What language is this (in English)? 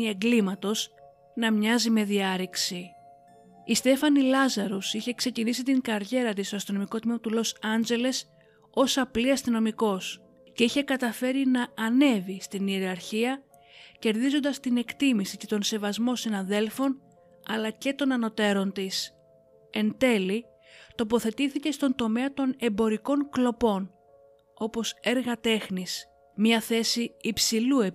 Greek